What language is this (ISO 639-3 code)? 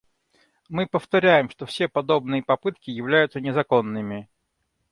rus